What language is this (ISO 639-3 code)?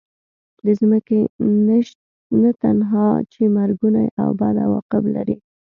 pus